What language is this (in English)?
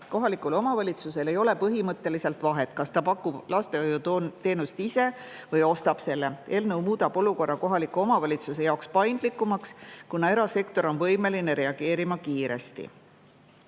Estonian